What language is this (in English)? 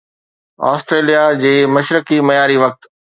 Sindhi